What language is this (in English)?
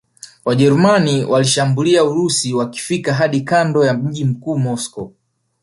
Swahili